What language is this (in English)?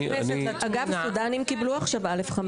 Hebrew